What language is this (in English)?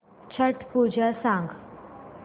Marathi